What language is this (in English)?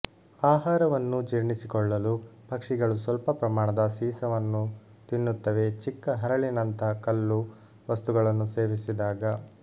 Kannada